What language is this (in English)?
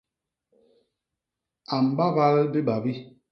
Basaa